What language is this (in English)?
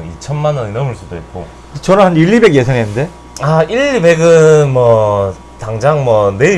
Korean